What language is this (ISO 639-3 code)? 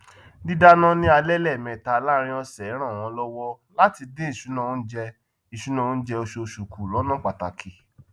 yor